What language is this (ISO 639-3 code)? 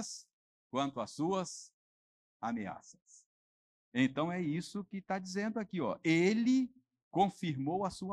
por